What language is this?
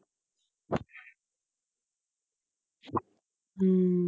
Punjabi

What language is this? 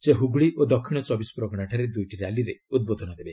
Odia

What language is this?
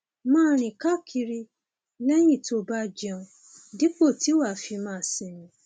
Yoruba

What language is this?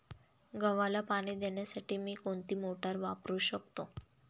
Marathi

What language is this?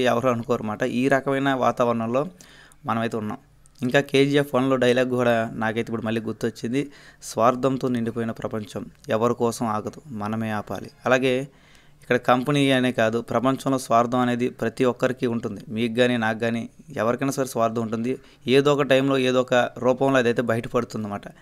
Telugu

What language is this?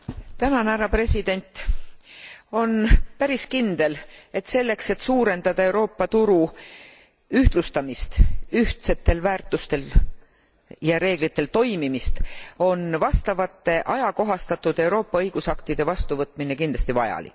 Estonian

